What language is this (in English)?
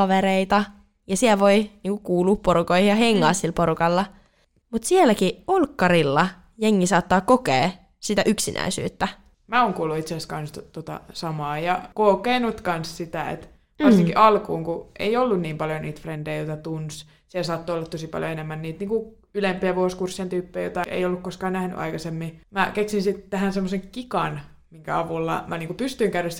Finnish